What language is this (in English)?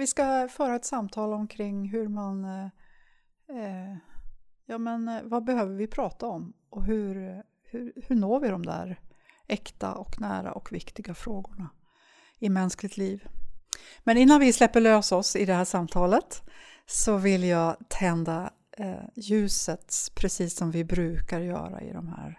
Swedish